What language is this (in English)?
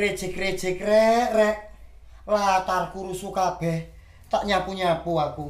Indonesian